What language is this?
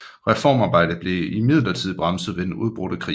Danish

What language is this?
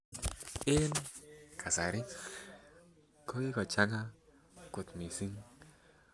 Kalenjin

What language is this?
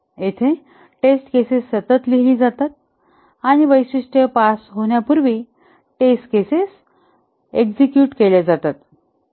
Marathi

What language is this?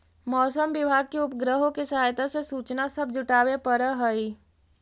Magahi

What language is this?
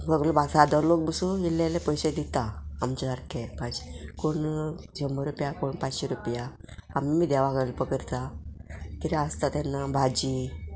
Konkani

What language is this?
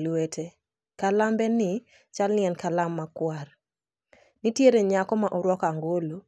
Luo (Kenya and Tanzania)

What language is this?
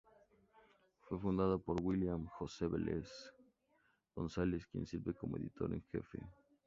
Spanish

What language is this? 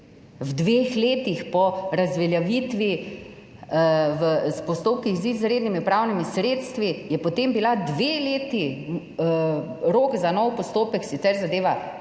Slovenian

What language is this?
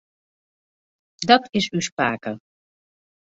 Western Frisian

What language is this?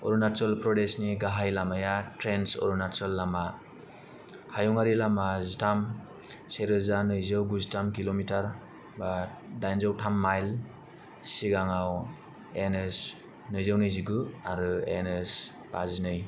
Bodo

